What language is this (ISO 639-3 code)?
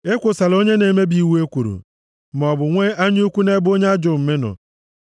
ibo